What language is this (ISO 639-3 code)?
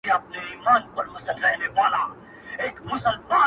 pus